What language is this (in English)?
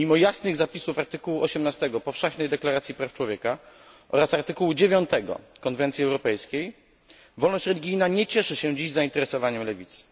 Polish